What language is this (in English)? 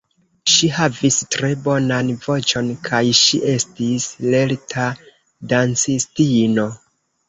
Esperanto